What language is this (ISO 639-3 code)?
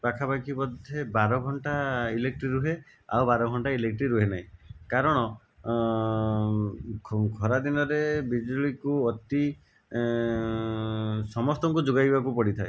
ori